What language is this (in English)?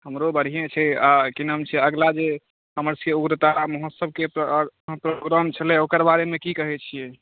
Maithili